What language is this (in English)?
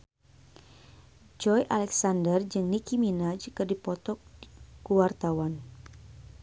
Sundanese